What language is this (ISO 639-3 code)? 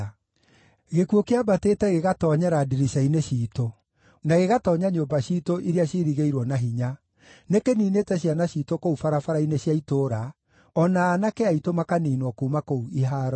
kik